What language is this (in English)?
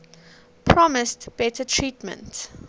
English